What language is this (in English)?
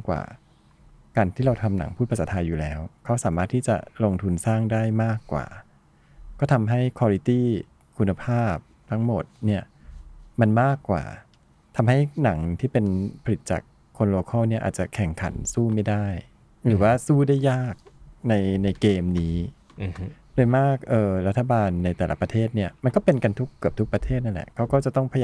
Thai